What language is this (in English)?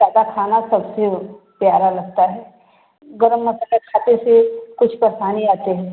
Hindi